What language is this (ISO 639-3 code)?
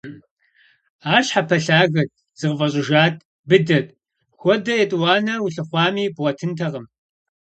kbd